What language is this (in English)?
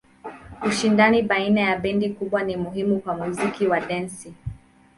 Swahili